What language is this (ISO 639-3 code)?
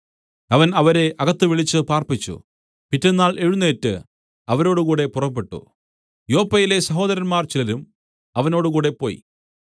mal